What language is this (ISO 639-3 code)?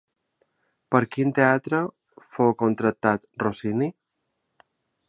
cat